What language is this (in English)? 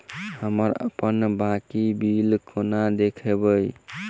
Maithili